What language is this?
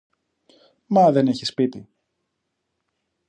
Greek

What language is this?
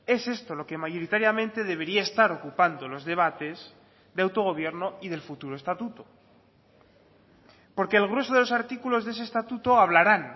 Spanish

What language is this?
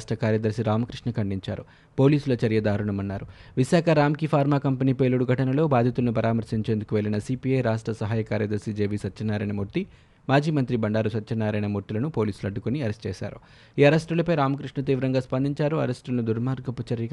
Telugu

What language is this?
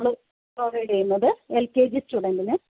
Malayalam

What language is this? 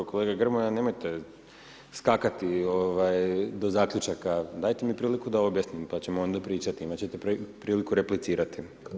Croatian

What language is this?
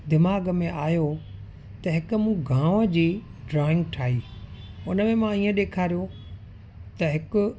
Sindhi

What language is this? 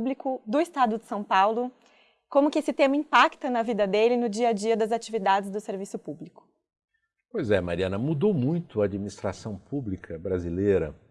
Portuguese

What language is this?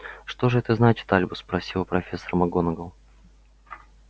Russian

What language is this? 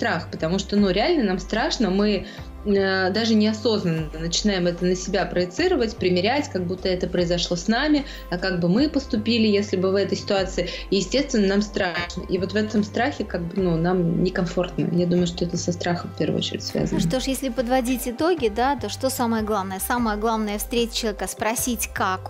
Russian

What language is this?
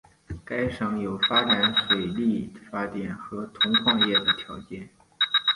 Chinese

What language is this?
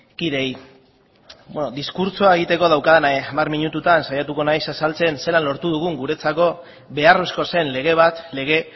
Basque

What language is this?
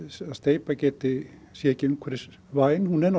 Icelandic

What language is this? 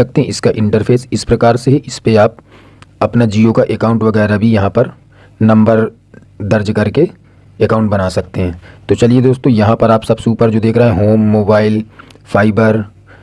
Hindi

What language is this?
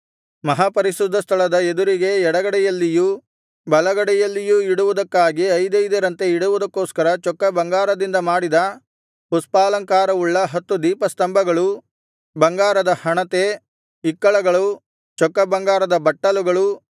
Kannada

